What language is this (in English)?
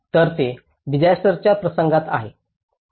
Marathi